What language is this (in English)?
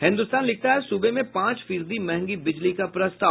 Hindi